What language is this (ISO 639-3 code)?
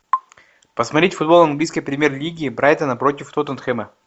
rus